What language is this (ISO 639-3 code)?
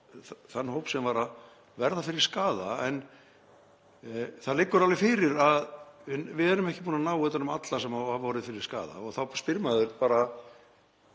isl